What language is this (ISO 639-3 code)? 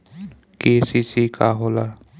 bho